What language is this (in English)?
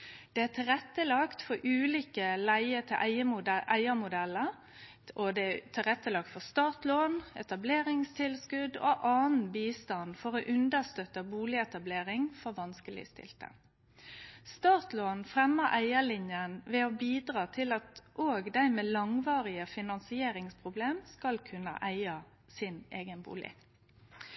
Norwegian Nynorsk